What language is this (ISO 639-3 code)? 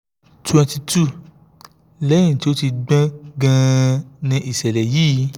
yor